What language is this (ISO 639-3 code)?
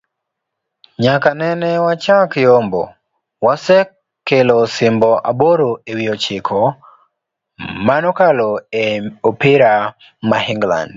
luo